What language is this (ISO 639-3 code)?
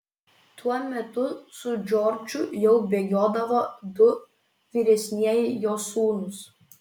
lit